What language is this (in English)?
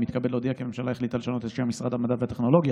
Hebrew